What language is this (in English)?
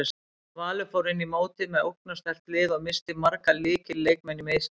Icelandic